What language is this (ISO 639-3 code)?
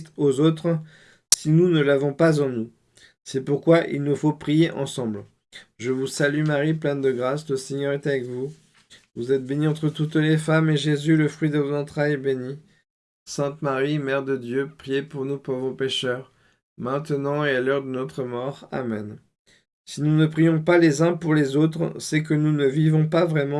fra